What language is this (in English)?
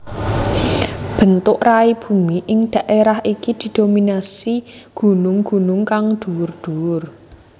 Javanese